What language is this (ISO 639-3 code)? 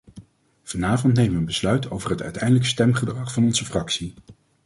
nld